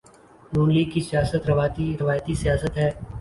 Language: Urdu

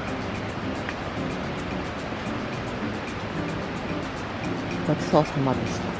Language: Japanese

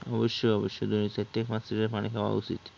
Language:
Bangla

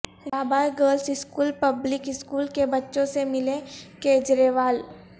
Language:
Urdu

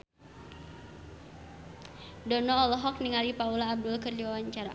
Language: Sundanese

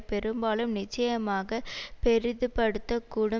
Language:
Tamil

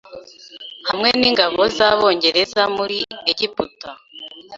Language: Kinyarwanda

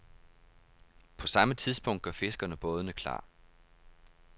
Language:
Danish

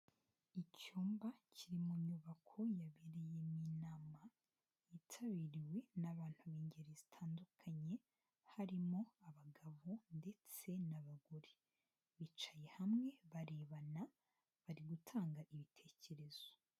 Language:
Kinyarwanda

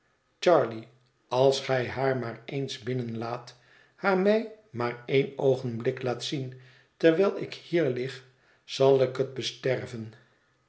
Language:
Dutch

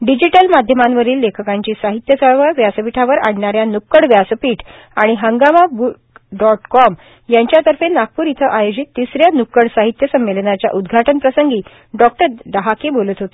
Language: Marathi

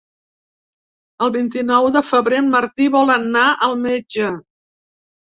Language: Catalan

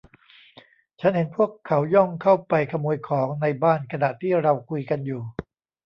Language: Thai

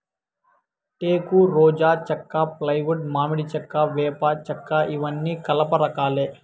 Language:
Telugu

